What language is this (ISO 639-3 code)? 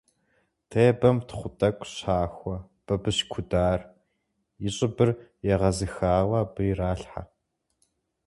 kbd